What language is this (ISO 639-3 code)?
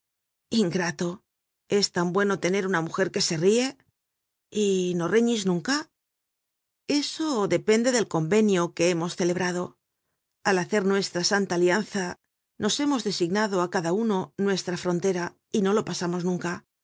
spa